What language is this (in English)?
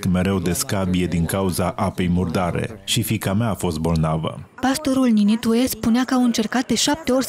Romanian